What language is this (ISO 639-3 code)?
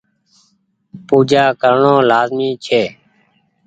gig